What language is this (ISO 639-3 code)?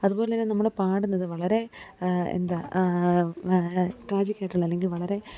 mal